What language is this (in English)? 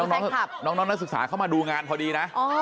Thai